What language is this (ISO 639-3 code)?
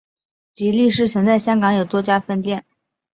zho